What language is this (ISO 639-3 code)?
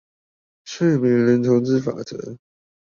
zho